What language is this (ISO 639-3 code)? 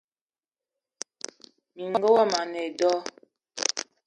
eto